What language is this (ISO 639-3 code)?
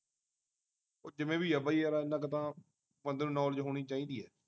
pan